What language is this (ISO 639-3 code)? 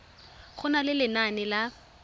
tsn